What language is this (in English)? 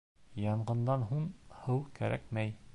Bashkir